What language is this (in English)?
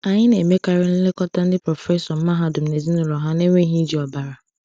Igbo